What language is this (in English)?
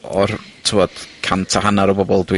Welsh